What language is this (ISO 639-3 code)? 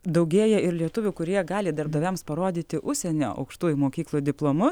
lit